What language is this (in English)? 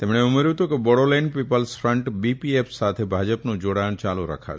Gujarati